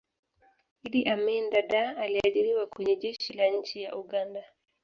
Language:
Swahili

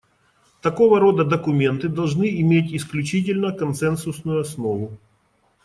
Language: Russian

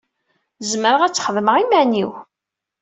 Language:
Kabyle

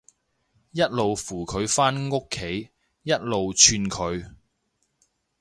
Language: Cantonese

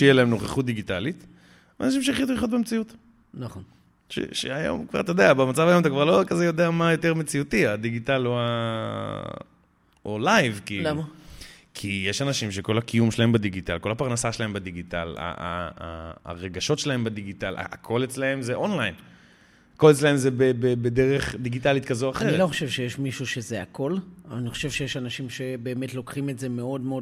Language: Hebrew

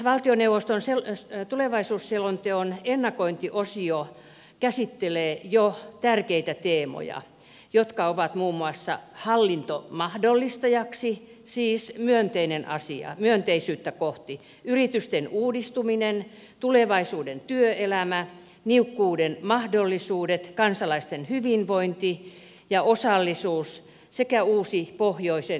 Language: Finnish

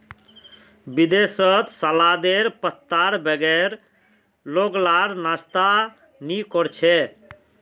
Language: Magahi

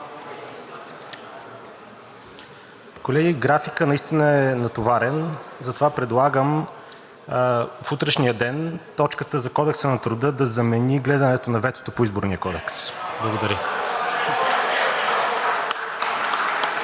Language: Bulgarian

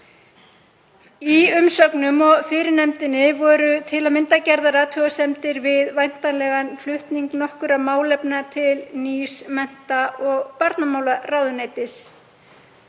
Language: Icelandic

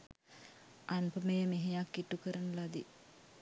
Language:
Sinhala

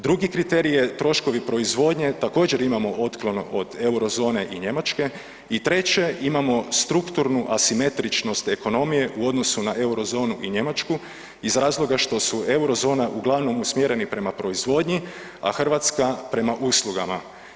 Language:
Croatian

